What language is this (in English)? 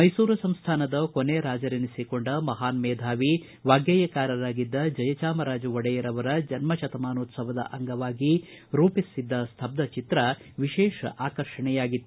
Kannada